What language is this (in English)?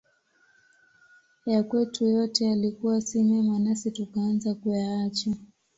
Swahili